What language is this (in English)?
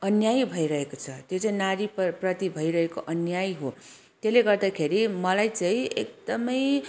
Nepali